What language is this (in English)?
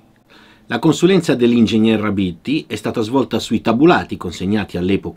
Italian